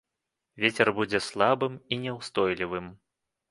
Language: Belarusian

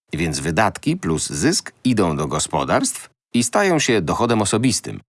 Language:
Polish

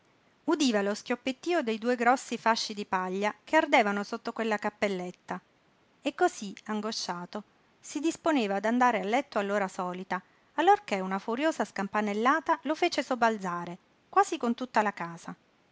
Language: Italian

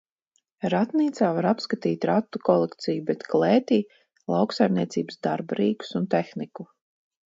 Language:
Latvian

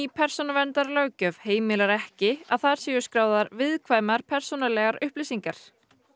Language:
Icelandic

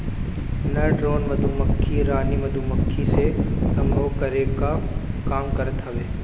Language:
Bhojpuri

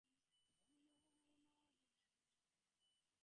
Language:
Bangla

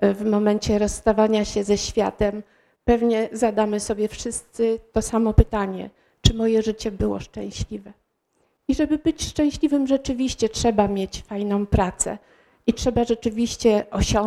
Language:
Polish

